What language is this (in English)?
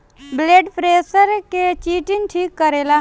Bhojpuri